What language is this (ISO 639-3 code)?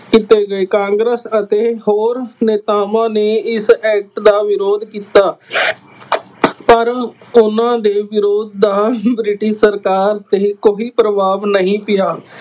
pan